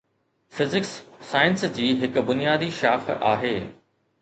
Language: Sindhi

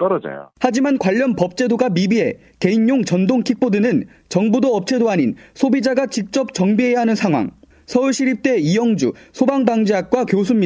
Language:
Korean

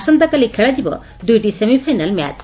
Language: Odia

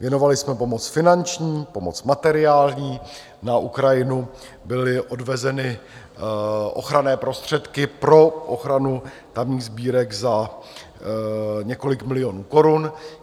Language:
Czech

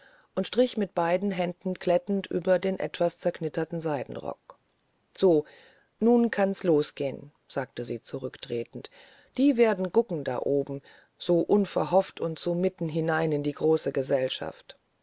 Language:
German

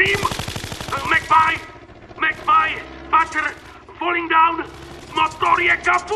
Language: Czech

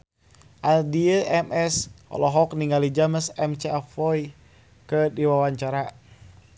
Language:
Sundanese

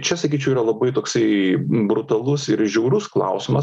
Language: Lithuanian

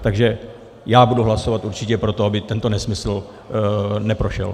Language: Czech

